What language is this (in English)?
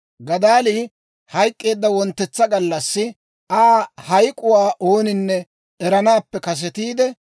Dawro